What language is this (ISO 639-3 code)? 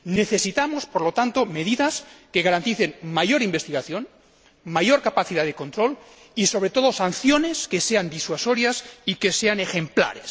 spa